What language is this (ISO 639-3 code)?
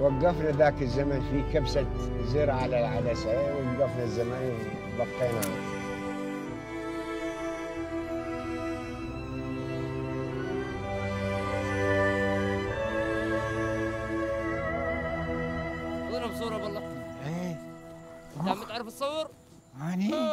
ara